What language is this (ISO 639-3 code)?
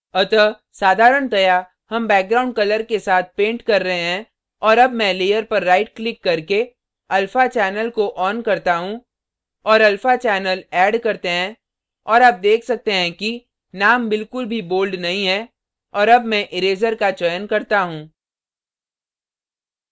hin